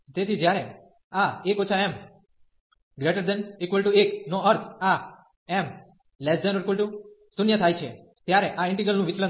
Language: Gujarati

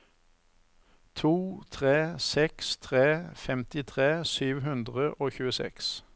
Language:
Norwegian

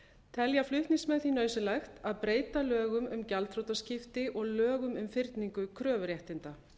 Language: Icelandic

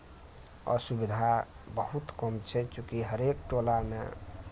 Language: Maithili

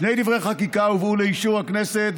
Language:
Hebrew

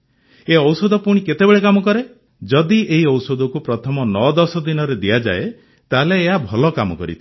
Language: Odia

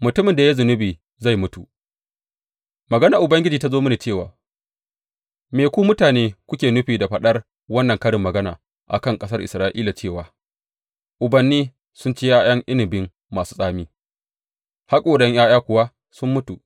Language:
Hausa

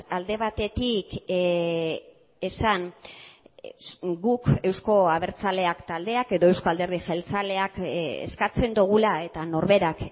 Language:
Basque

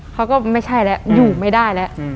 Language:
Thai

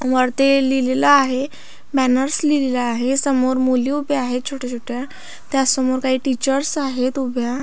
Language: Marathi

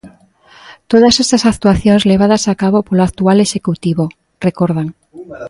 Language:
Galician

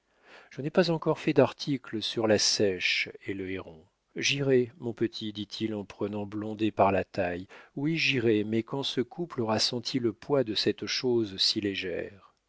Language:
French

